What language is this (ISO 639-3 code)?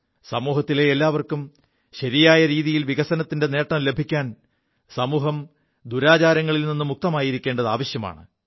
mal